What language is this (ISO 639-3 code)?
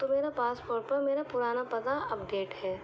urd